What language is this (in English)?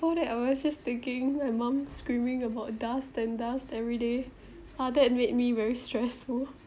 English